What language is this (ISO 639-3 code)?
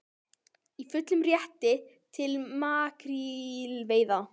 isl